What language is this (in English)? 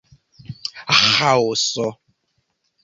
Esperanto